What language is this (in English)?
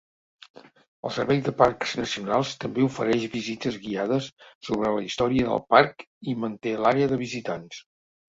Catalan